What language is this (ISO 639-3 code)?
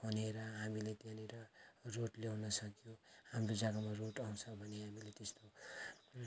nep